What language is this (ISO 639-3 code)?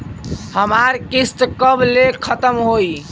bho